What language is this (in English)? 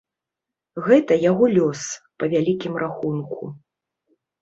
Belarusian